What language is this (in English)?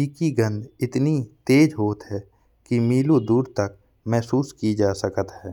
Bundeli